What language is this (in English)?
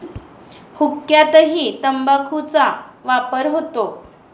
Marathi